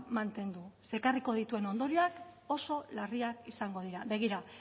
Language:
Basque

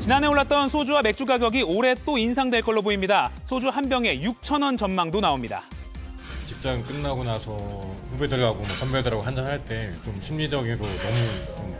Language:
Korean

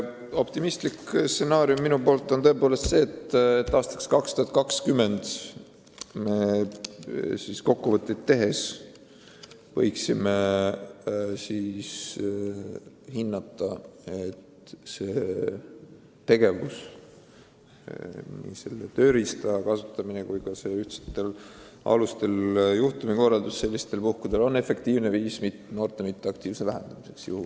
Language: Estonian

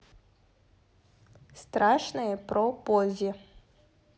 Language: Russian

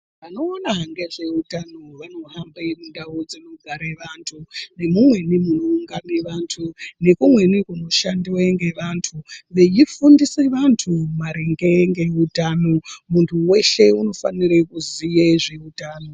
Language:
Ndau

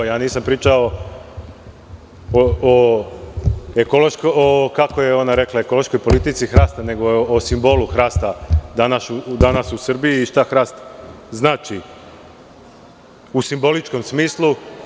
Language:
Serbian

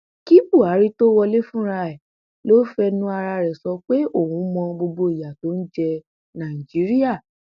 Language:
Yoruba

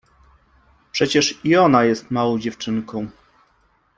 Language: Polish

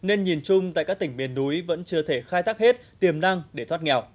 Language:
Vietnamese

